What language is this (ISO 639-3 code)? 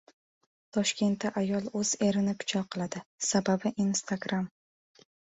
uzb